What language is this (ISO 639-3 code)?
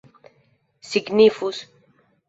epo